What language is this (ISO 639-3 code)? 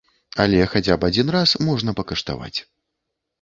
bel